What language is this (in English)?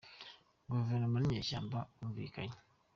Kinyarwanda